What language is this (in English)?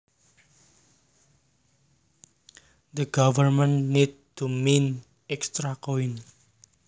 Javanese